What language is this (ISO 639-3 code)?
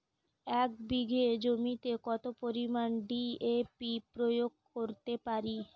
ben